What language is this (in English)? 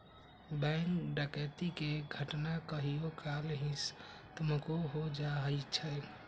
Magahi